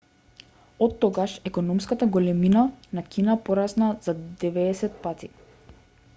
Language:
Macedonian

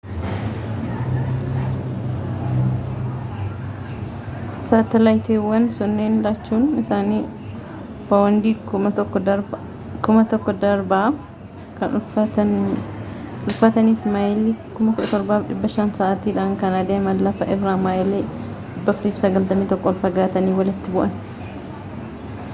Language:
Oromo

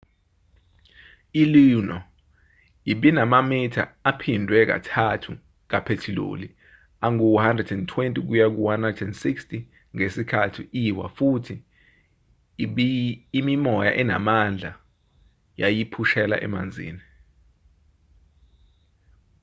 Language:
Zulu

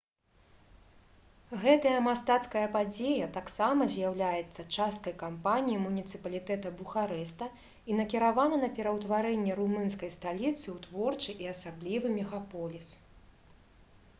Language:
Belarusian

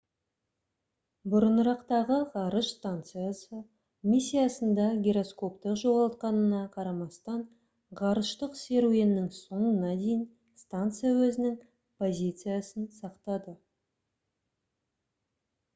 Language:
Kazakh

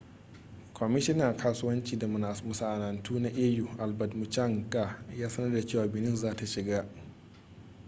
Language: Hausa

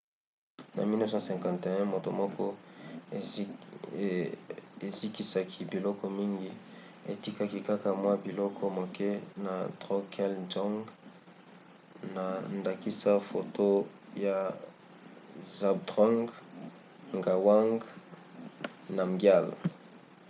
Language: Lingala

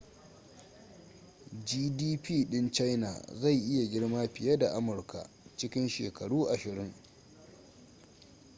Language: Hausa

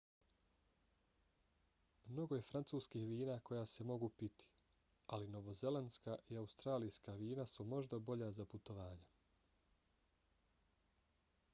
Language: Bosnian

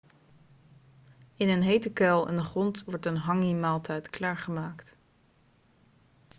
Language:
Dutch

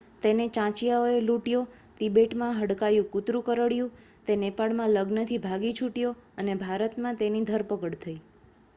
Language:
Gujarati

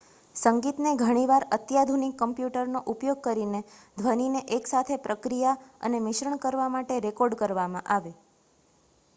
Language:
Gujarati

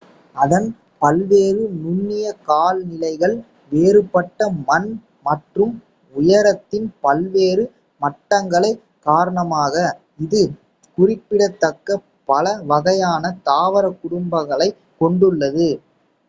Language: Tamil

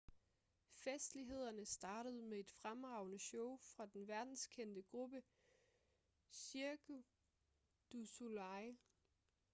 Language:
Danish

